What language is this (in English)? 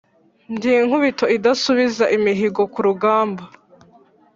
Kinyarwanda